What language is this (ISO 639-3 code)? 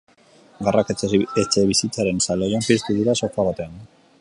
eus